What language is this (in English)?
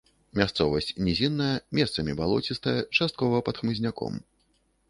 Belarusian